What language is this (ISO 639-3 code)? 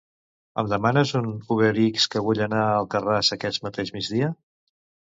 cat